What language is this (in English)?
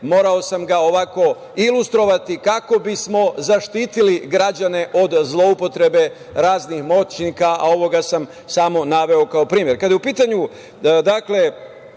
Serbian